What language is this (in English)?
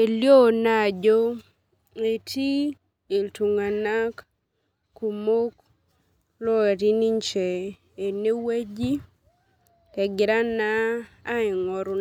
Masai